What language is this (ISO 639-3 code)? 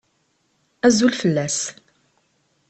kab